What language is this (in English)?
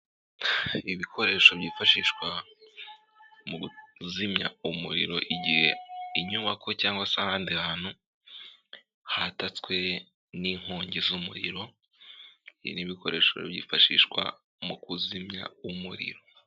Kinyarwanda